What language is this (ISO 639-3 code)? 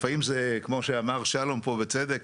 heb